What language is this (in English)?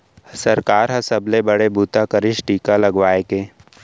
Chhattisgarhi